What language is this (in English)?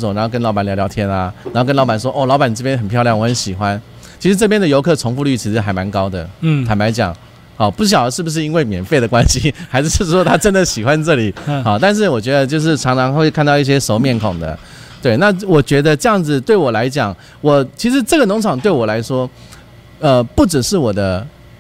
Chinese